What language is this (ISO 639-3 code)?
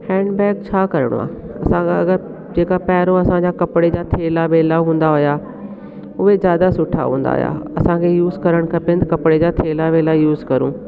snd